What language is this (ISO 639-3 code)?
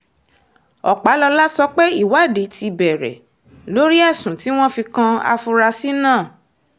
yor